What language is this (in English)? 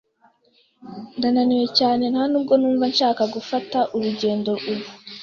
Kinyarwanda